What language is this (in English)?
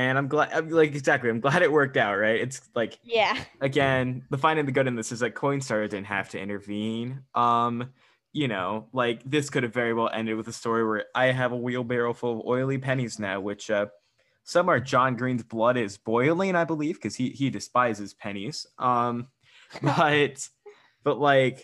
English